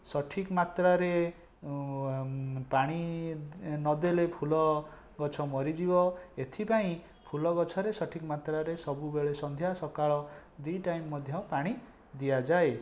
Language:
Odia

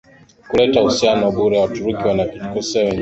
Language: Swahili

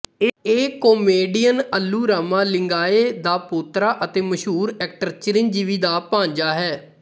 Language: Punjabi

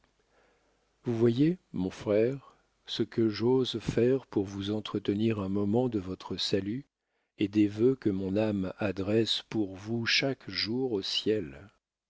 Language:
French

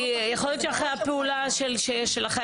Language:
Hebrew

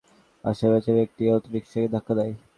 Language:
Bangla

